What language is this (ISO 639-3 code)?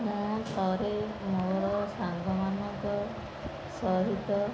ori